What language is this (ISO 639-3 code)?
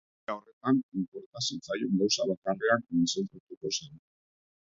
eus